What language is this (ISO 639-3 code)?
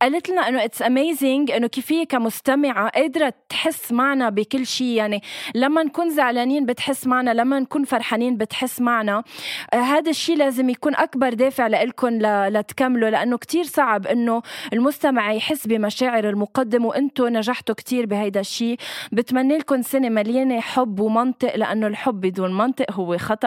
ara